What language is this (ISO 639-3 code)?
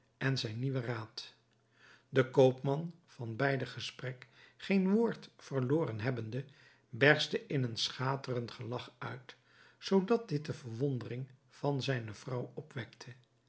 nld